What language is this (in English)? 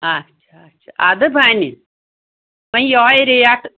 Kashmiri